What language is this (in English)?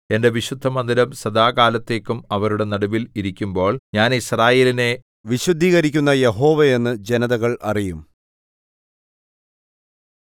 Malayalam